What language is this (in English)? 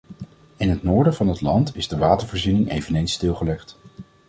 Dutch